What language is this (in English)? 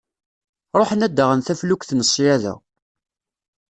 Kabyle